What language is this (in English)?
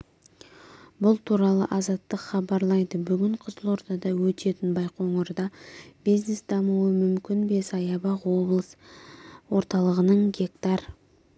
Kazakh